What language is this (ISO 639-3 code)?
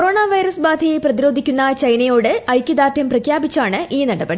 mal